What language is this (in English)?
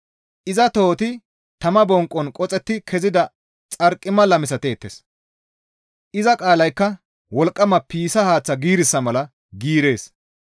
Gamo